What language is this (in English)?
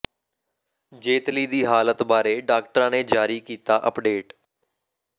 Punjabi